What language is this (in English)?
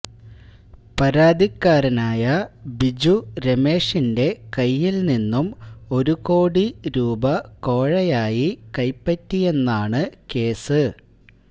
Malayalam